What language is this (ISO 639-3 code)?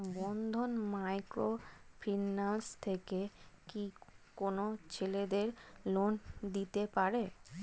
ben